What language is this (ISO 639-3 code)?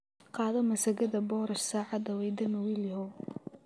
som